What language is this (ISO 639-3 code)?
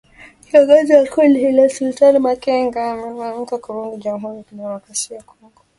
swa